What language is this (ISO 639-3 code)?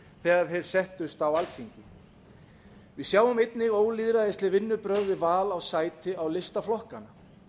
isl